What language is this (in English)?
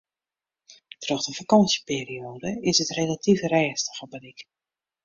Western Frisian